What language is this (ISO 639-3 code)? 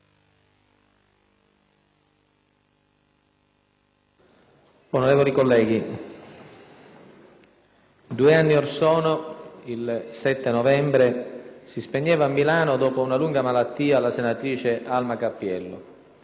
ita